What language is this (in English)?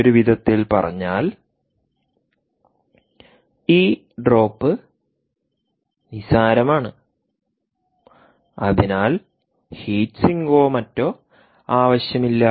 Malayalam